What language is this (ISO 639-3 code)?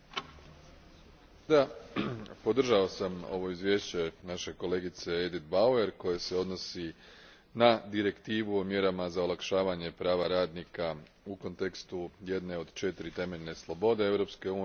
hrv